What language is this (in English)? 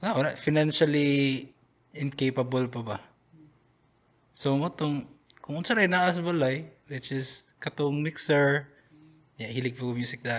Filipino